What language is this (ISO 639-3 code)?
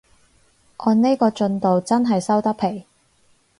yue